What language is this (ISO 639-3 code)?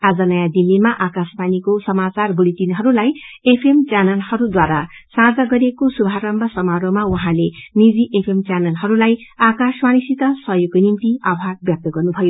nep